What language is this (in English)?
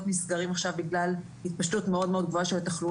Hebrew